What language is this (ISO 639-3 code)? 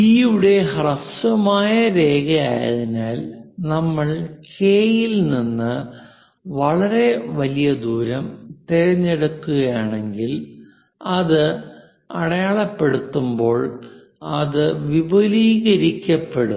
mal